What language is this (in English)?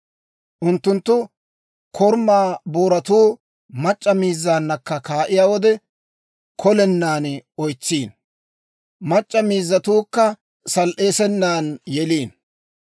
Dawro